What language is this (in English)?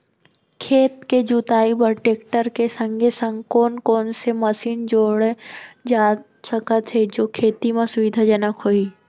Chhattisgarhi